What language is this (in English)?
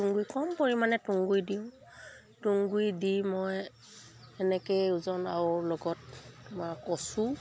Assamese